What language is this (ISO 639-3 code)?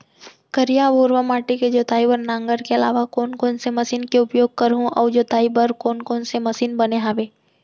hne